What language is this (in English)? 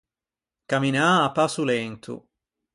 Ligurian